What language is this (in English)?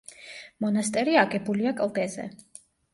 Georgian